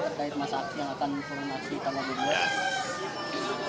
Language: Indonesian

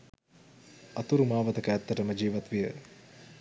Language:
Sinhala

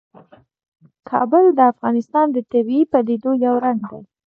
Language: Pashto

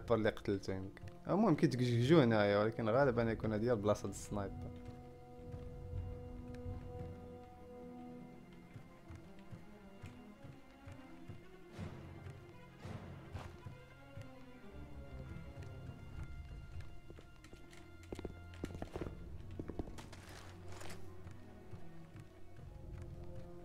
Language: Arabic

